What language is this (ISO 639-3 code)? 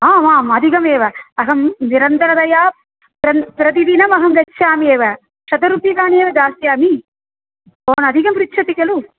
san